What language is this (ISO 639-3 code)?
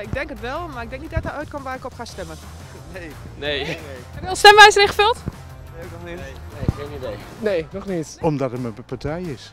nld